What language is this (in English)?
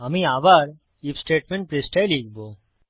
Bangla